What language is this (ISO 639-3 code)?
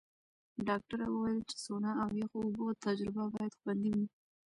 pus